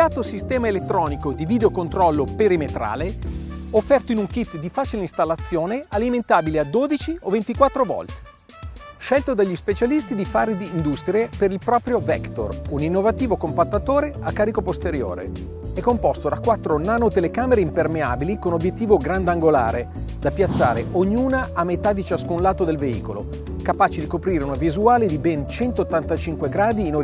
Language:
Italian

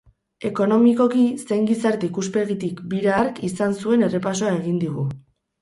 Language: Basque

